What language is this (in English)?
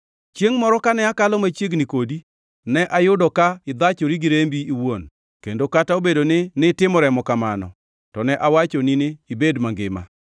Luo (Kenya and Tanzania)